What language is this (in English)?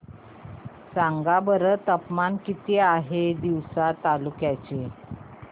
Marathi